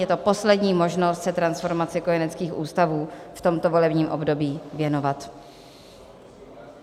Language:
Czech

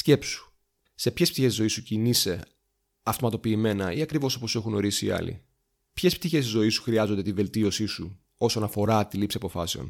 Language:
Greek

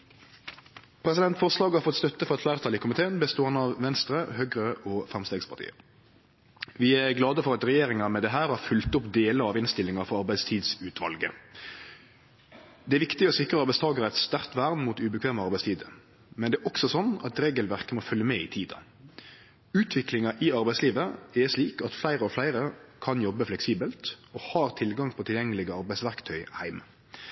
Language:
Norwegian Nynorsk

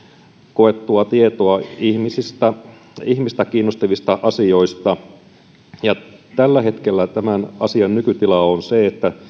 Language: Finnish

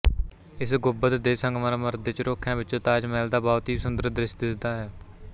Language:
Punjabi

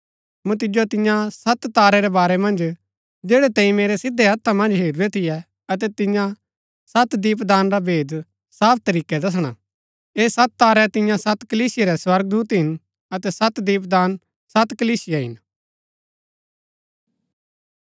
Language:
Gaddi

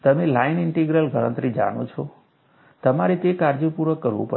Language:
Gujarati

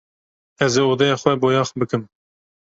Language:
Kurdish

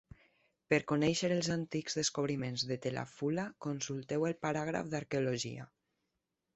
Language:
Catalan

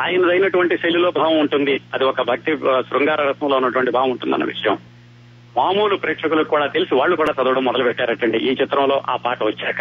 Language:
Telugu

